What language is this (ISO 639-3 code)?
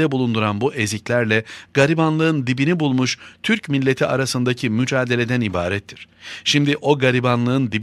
tur